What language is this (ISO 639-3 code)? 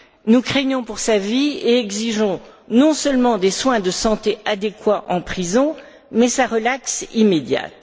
fra